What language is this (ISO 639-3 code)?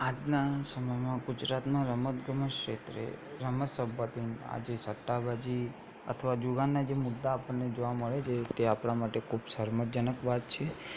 guj